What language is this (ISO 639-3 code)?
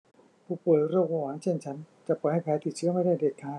tha